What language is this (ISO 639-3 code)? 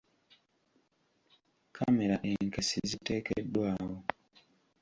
lug